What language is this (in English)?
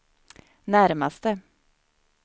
Swedish